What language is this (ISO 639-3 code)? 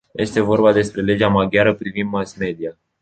ron